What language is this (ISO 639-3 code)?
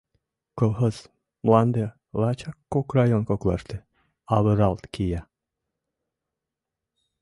chm